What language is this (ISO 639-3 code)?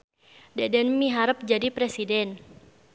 sun